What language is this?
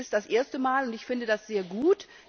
German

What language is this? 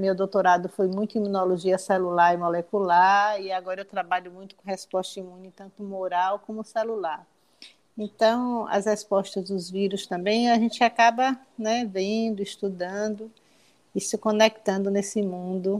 Portuguese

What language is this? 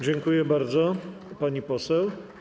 Polish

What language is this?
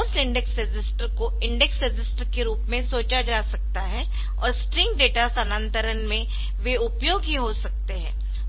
Hindi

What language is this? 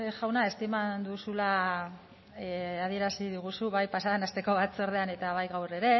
Basque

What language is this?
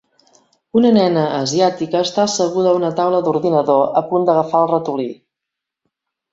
Catalan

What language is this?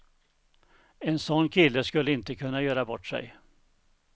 Swedish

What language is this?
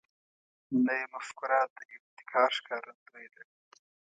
Pashto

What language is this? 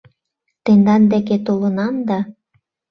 Mari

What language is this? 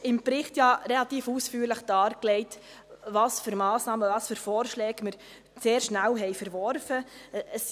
Swiss German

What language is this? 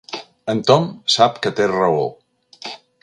Catalan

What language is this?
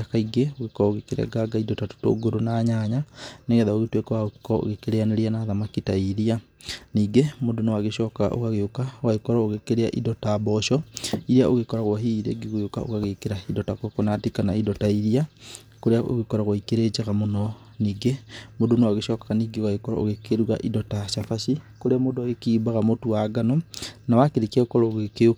Kikuyu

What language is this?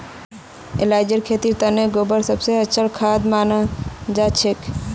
Magahi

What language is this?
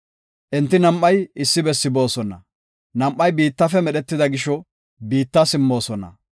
Gofa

